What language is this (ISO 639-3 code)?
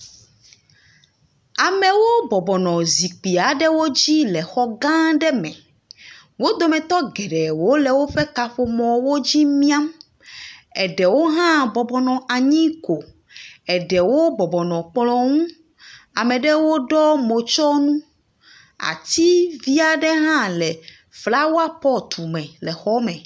ewe